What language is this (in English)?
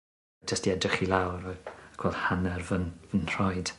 Welsh